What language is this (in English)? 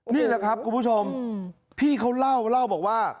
Thai